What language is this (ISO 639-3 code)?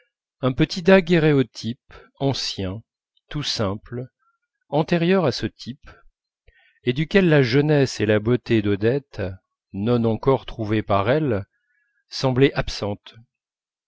fra